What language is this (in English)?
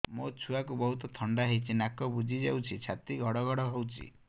Odia